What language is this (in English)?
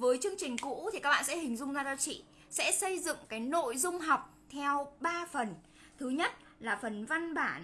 Vietnamese